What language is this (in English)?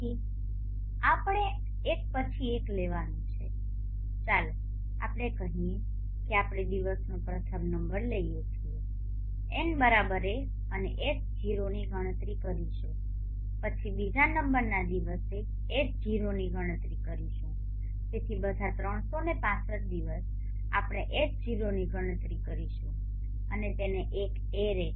Gujarati